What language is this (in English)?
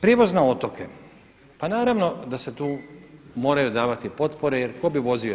Croatian